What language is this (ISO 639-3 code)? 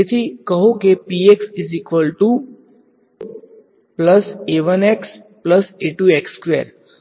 guj